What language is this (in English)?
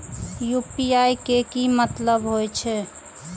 Maithili